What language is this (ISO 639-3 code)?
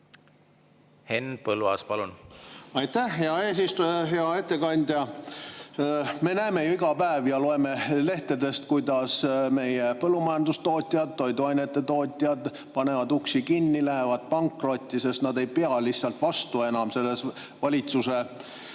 est